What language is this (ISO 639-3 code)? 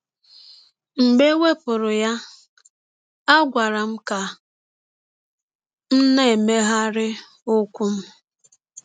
ibo